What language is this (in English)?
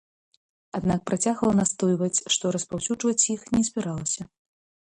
Belarusian